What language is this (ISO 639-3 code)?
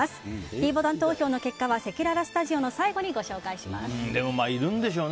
jpn